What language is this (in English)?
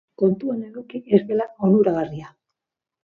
Basque